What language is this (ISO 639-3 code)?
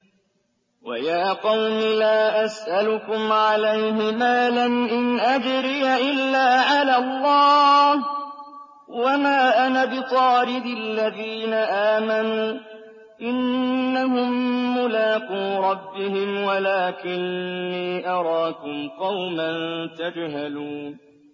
ara